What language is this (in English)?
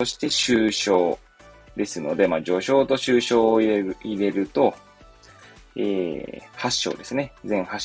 Japanese